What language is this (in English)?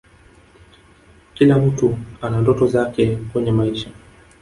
Swahili